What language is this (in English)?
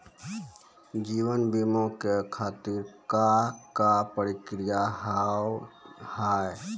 Maithili